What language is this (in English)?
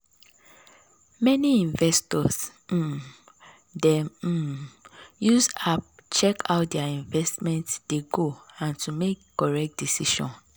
Nigerian Pidgin